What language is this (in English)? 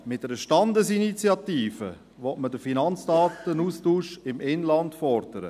Swiss German